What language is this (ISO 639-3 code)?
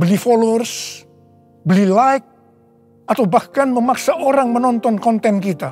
ind